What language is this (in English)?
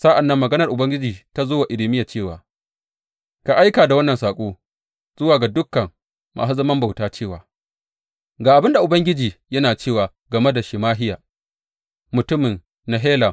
Hausa